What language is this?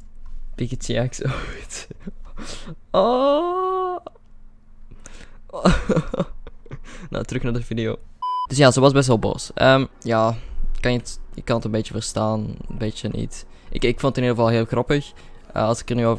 Dutch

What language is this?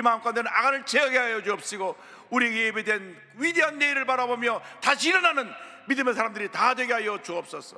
Korean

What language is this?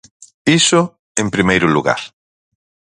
Galician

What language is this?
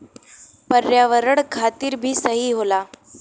Bhojpuri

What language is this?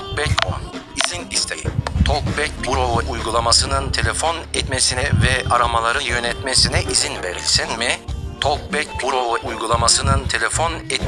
Turkish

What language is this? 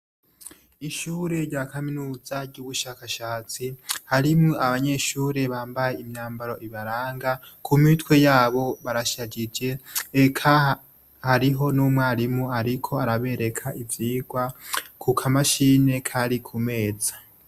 Rundi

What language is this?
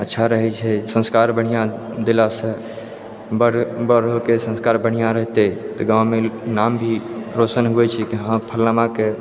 Maithili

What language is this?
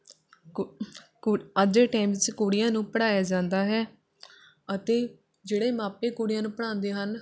Punjabi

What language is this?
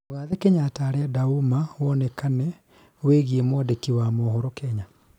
Kikuyu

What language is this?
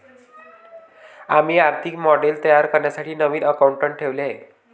Marathi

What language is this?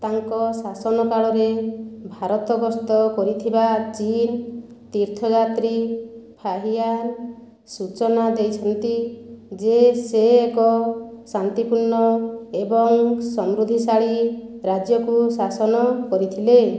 Odia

